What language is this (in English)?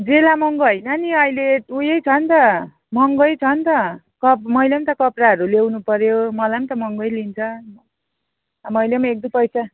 Nepali